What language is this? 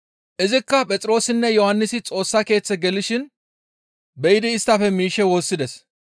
Gamo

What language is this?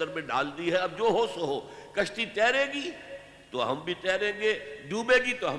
Urdu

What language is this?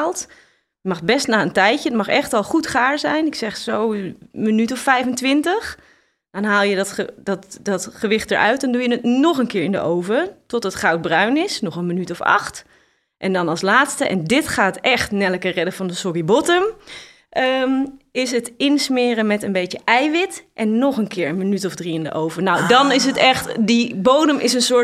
Dutch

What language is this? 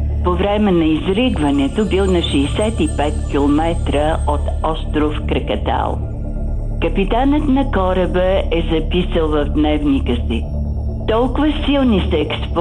Bulgarian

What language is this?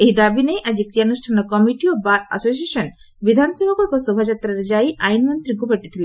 Odia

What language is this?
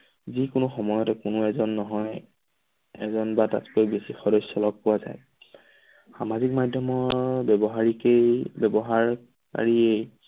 Assamese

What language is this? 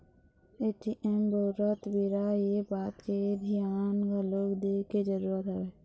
Chhattisgarhi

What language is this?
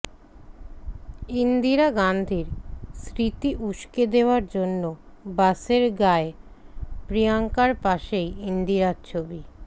Bangla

